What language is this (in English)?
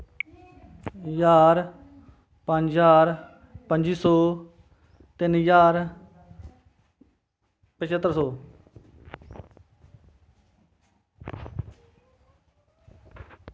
Dogri